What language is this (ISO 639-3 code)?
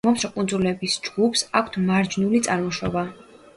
kat